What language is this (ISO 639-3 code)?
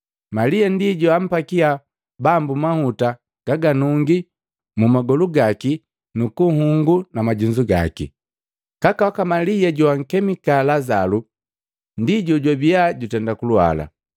mgv